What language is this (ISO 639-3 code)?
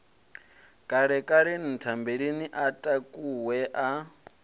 ven